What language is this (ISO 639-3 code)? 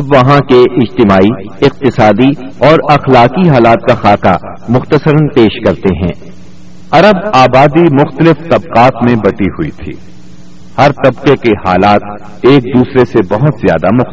urd